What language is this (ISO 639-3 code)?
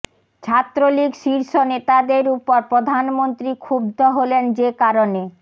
ben